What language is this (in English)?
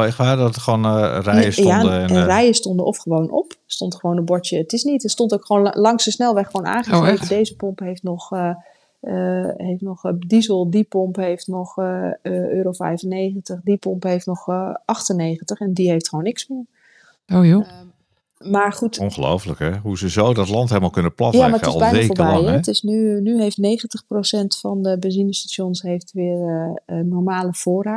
Dutch